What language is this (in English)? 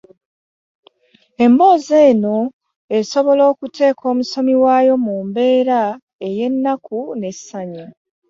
Ganda